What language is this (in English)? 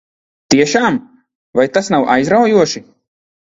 Latvian